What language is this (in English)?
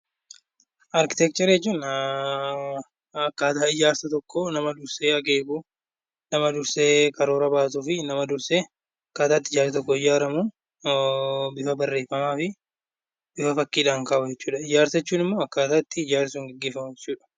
Oromo